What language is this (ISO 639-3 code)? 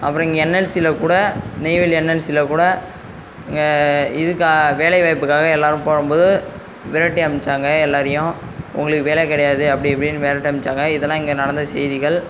tam